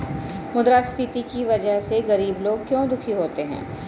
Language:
Hindi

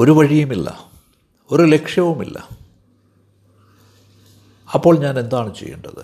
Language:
Malayalam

